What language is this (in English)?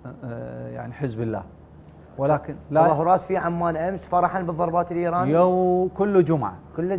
Arabic